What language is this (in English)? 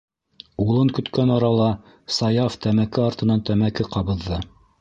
Bashkir